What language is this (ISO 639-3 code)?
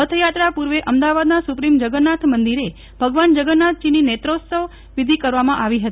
guj